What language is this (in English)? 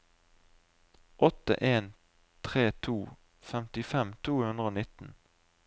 Norwegian